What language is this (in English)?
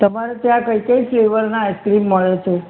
Gujarati